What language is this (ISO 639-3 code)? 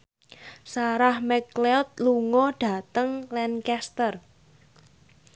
jav